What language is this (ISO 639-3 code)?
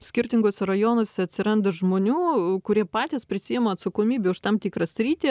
lit